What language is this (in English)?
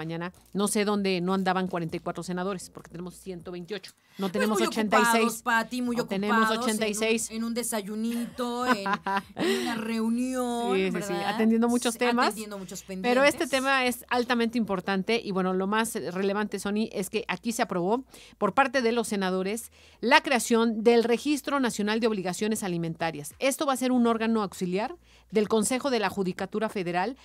Spanish